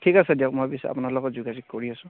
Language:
Assamese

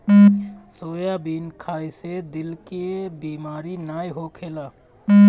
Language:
Bhojpuri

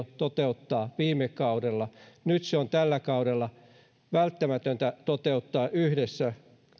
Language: Finnish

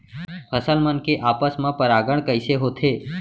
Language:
Chhattisgarhi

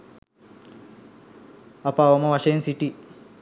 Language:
Sinhala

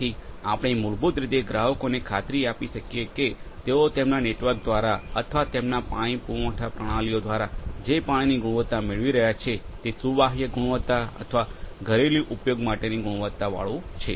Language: Gujarati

